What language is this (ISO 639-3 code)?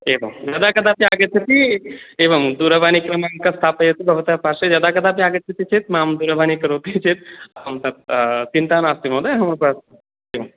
san